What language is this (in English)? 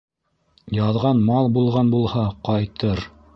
Bashkir